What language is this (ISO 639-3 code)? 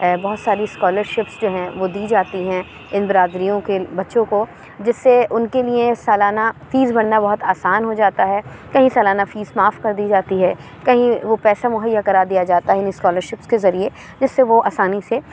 urd